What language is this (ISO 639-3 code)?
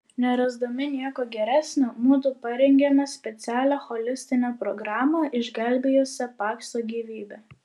lit